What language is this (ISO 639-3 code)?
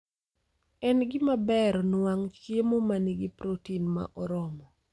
luo